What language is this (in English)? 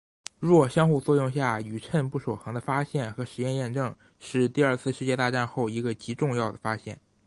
Chinese